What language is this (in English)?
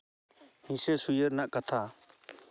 Santali